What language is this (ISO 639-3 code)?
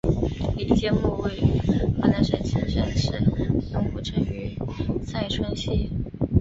zho